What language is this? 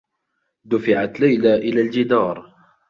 Arabic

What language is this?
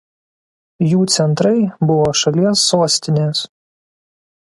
Lithuanian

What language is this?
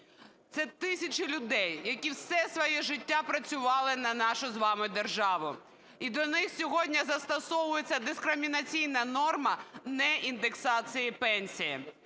Ukrainian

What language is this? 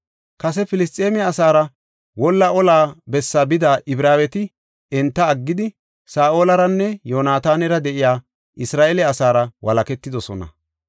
Gofa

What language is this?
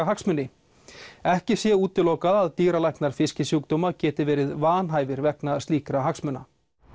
Icelandic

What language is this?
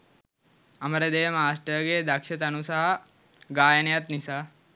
Sinhala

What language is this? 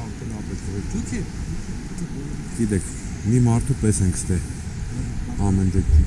Armenian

